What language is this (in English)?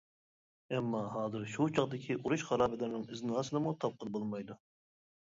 Uyghur